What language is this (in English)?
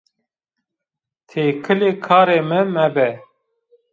Zaza